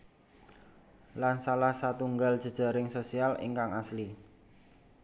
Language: Javanese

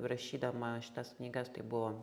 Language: Lithuanian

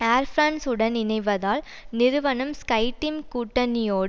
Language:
Tamil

